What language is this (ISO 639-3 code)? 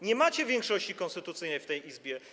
pol